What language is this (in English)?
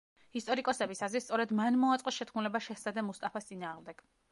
Georgian